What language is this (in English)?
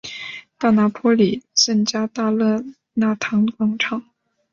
Chinese